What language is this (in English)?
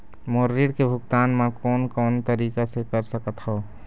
Chhattisgarhi